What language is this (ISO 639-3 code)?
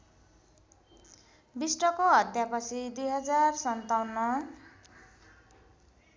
nep